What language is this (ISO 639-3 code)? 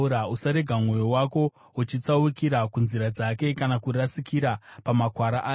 sna